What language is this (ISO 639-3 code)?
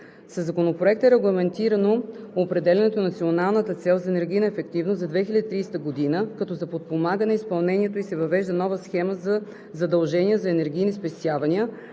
bul